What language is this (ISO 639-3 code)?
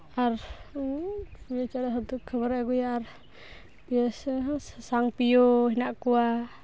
sat